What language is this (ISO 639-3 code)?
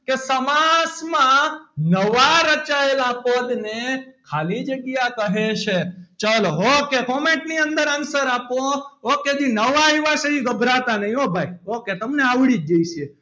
guj